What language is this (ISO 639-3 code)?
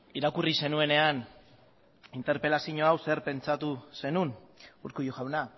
eus